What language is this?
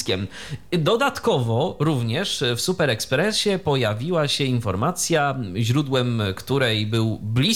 Polish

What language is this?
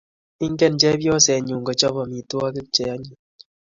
Kalenjin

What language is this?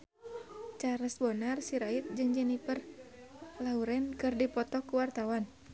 Sundanese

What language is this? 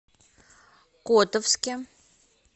Russian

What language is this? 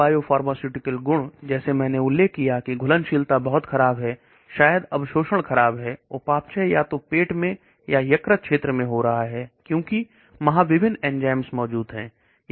Hindi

